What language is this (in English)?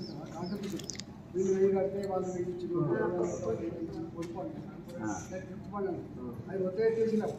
Telugu